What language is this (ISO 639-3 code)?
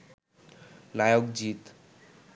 ben